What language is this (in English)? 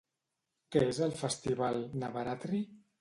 Catalan